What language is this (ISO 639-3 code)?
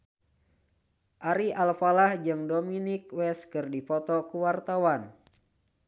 sun